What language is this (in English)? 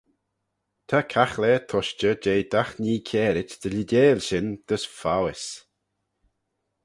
Manx